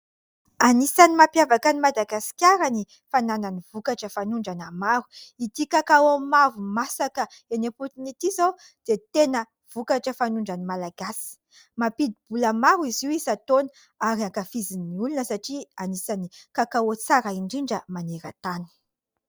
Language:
Malagasy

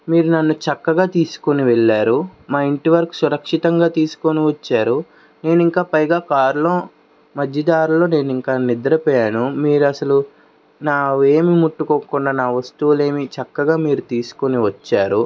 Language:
Telugu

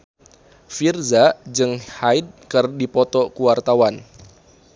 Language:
Sundanese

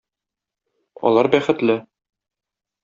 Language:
Tatar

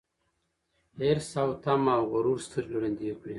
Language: Pashto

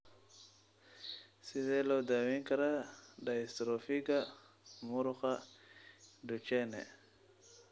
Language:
Somali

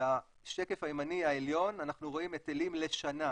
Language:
Hebrew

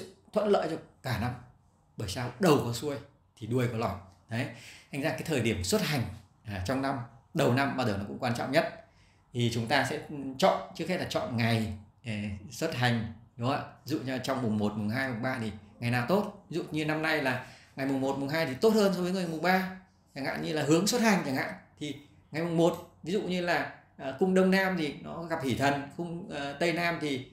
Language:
Vietnamese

